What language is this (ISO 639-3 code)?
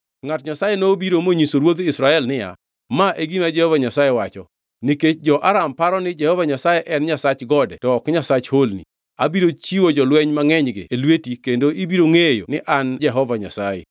luo